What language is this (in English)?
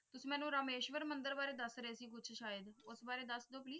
Punjabi